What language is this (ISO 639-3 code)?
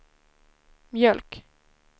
swe